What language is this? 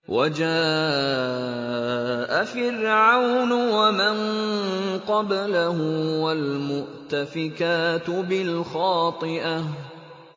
Arabic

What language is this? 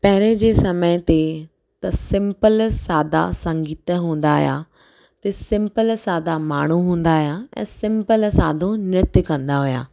Sindhi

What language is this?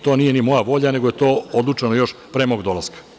Serbian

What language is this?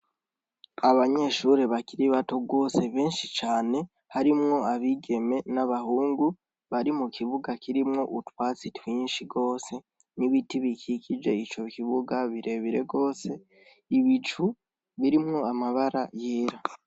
Rundi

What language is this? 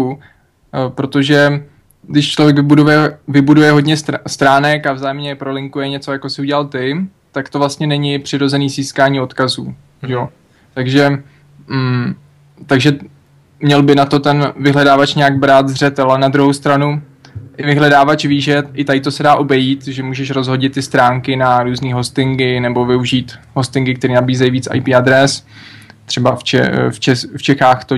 Czech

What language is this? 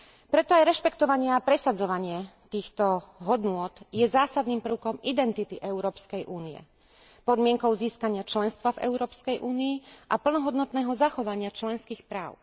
Slovak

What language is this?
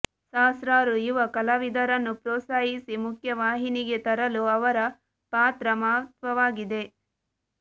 Kannada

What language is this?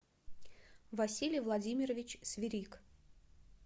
Russian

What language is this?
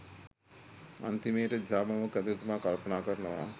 Sinhala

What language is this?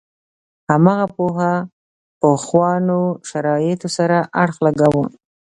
Pashto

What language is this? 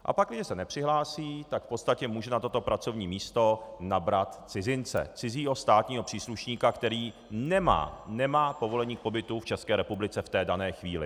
Czech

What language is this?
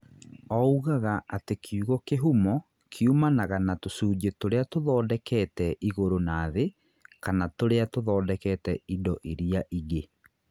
Kikuyu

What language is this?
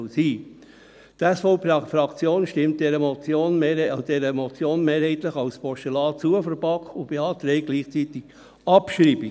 Swiss German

